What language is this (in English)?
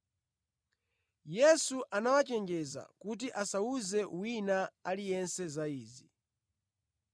Nyanja